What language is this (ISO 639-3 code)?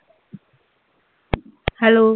pan